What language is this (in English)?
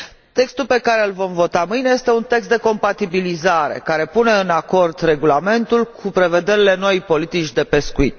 Romanian